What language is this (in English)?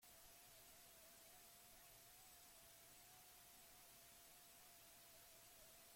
Basque